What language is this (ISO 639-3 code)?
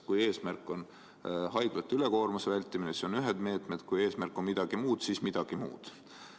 est